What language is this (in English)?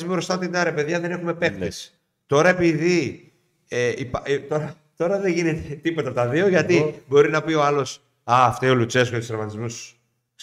Greek